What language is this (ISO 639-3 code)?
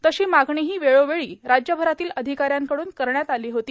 mar